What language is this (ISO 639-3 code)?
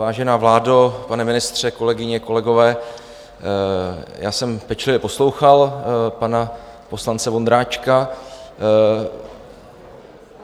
ces